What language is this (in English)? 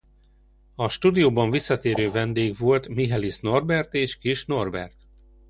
Hungarian